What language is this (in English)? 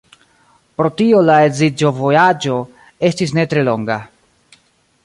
Esperanto